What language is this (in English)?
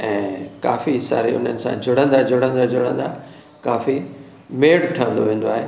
Sindhi